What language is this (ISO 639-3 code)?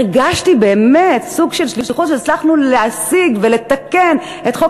heb